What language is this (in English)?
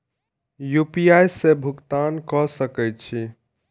Maithili